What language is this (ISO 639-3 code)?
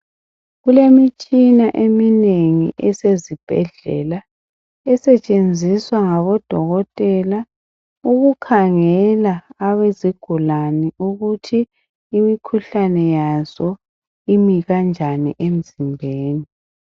nde